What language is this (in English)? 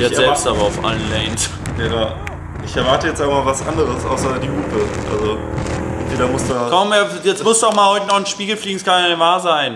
German